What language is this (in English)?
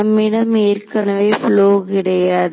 Tamil